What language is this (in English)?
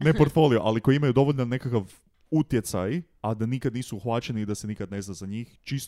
Croatian